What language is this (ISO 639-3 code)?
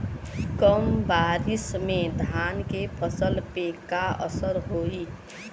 bho